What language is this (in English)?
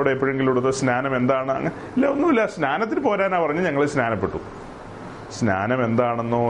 Malayalam